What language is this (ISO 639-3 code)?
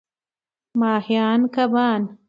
pus